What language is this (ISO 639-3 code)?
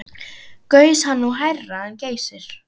isl